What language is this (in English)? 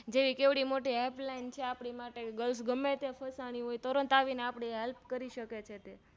Gujarati